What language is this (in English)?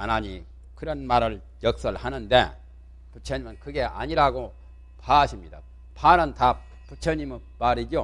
Korean